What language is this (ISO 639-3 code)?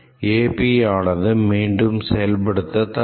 tam